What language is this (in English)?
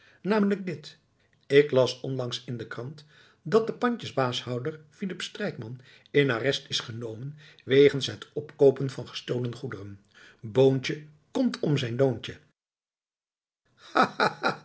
Dutch